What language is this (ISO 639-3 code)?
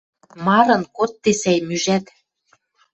mrj